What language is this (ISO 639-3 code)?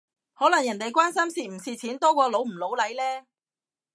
yue